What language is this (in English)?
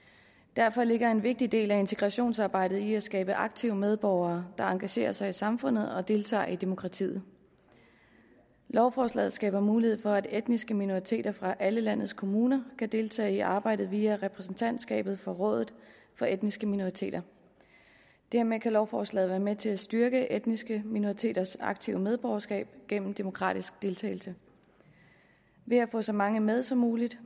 Danish